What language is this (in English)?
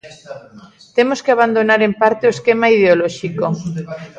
Galician